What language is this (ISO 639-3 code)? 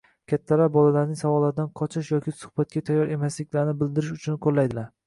uzb